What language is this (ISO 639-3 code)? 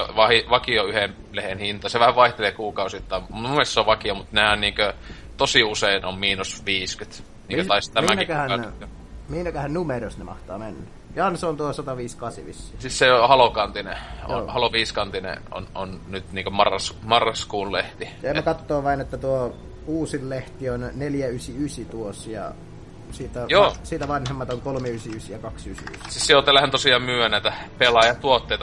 fin